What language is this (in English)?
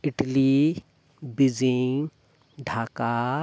Santali